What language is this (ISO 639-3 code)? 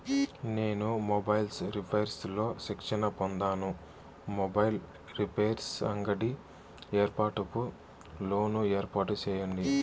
tel